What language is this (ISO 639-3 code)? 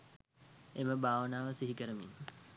sin